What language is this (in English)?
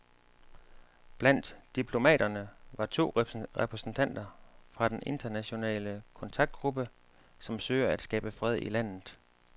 Danish